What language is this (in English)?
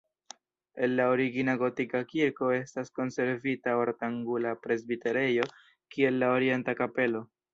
Esperanto